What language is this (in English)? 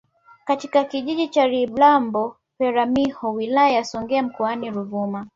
Swahili